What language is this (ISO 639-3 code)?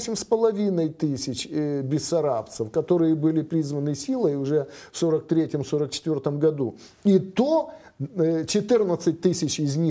rus